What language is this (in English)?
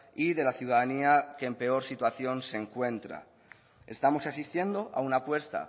Spanish